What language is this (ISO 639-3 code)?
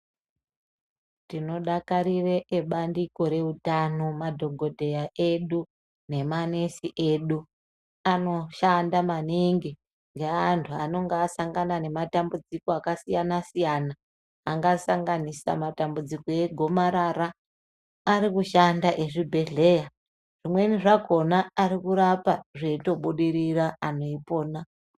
ndc